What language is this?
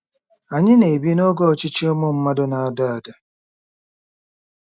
Igbo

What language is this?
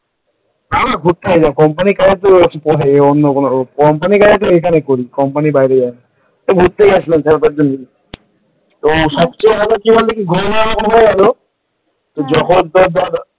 Bangla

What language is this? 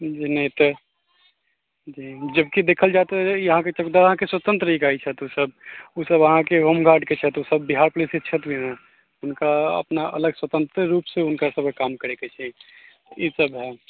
Maithili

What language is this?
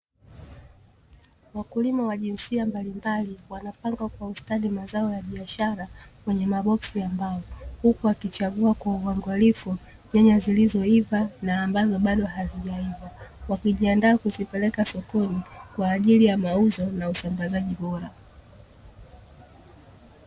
Swahili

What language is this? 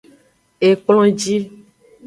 Aja (Benin)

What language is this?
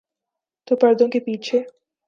Urdu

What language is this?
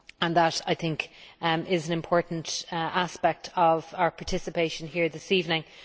English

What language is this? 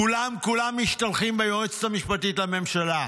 Hebrew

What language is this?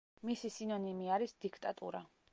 Georgian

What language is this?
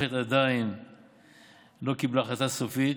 Hebrew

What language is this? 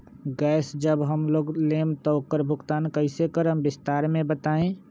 Magahi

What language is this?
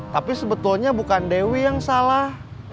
Indonesian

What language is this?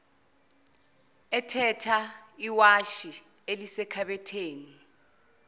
Zulu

